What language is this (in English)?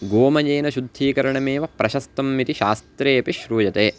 Sanskrit